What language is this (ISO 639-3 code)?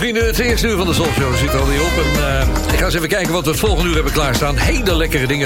nld